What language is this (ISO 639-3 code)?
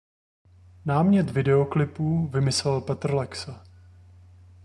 ces